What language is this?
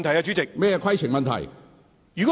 Cantonese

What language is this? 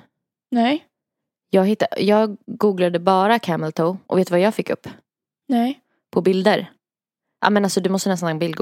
Swedish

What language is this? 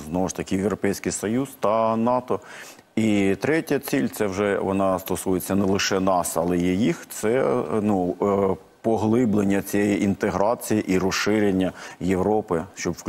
Ukrainian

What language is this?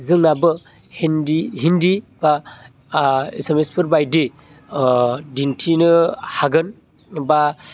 Bodo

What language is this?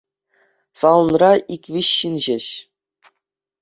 Chuvash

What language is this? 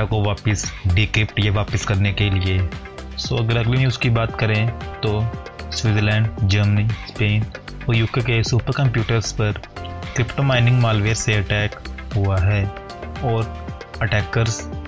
Hindi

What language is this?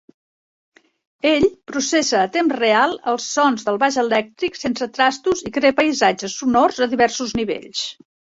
Catalan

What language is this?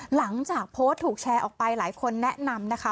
Thai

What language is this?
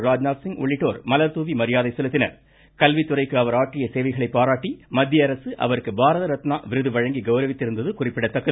Tamil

